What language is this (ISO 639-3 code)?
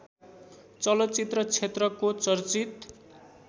nep